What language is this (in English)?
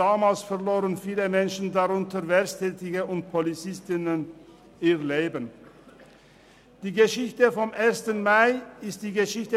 Swiss German